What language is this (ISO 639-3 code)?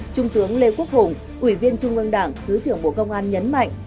vie